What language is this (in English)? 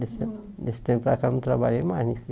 Portuguese